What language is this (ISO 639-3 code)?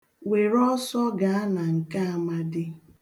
ibo